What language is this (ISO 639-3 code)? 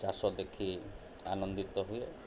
ori